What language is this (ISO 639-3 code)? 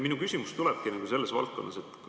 est